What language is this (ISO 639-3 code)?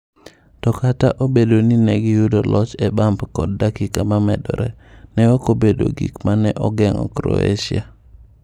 luo